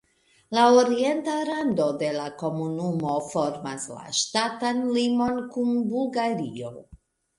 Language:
Esperanto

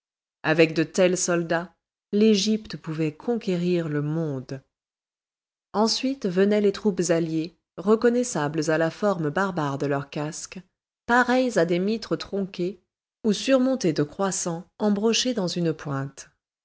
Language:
French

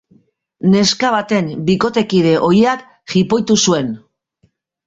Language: Basque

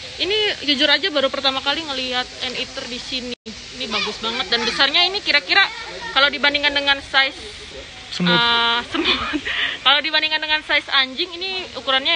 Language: Indonesian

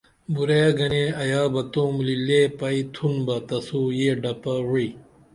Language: Dameli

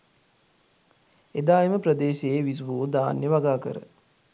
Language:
Sinhala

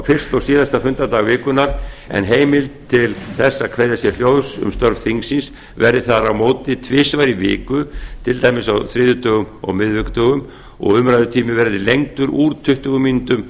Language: Icelandic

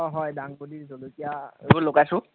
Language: Assamese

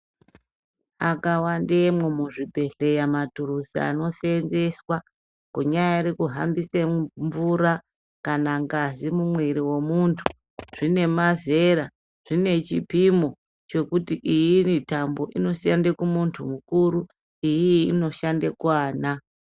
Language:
Ndau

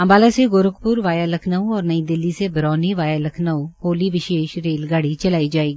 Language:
Hindi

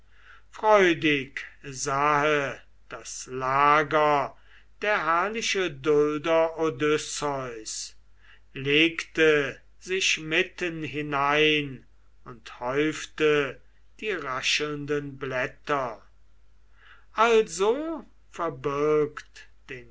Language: German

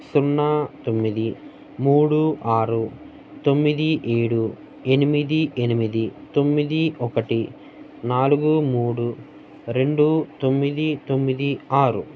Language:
Telugu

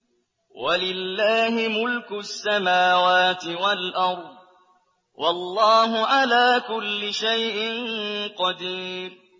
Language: Arabic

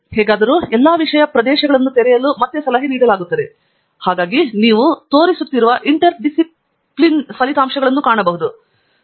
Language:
Kannada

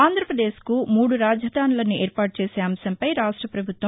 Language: Telugu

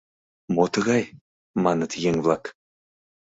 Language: Mari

